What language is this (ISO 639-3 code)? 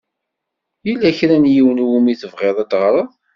kab